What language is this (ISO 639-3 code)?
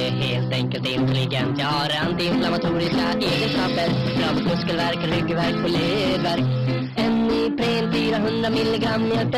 swe